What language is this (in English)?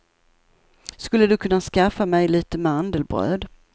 Swedish